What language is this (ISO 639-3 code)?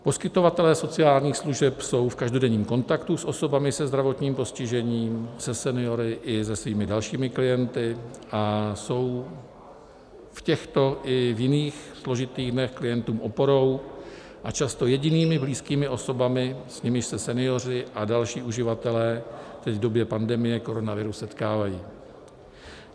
ces